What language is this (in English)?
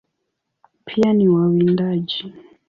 Swahili